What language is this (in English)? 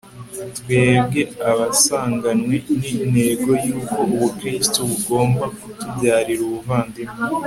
Kinyarwanda